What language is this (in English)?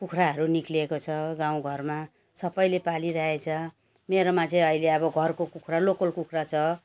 Nepali